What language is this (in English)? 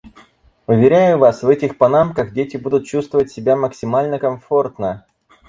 Russian